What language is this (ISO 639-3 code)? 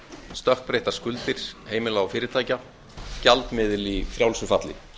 isl